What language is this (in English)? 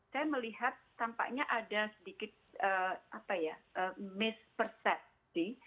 Indonesian